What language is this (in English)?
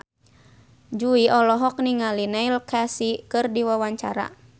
Sundanese